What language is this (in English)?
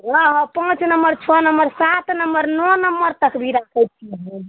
Maithili